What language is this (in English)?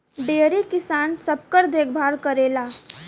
Bhojpuri